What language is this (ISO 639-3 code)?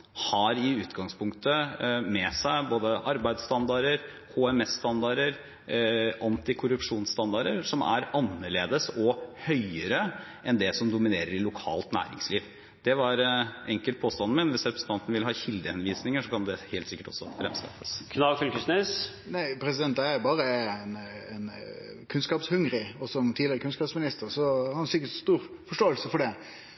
nor